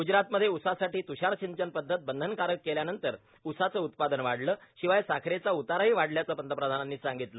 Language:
Marathi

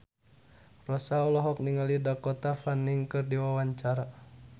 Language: Sundanese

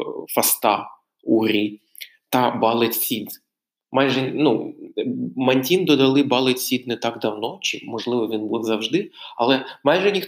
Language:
Ukrainian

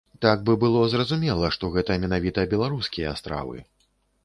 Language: Belarusian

